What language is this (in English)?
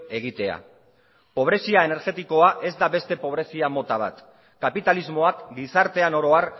Basque